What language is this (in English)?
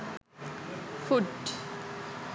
Sinhala